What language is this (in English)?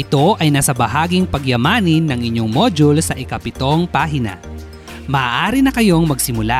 Filipino